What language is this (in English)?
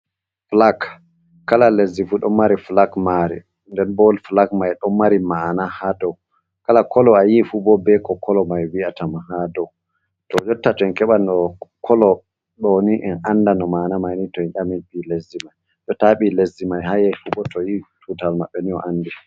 Fula